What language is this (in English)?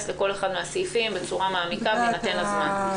Hebrew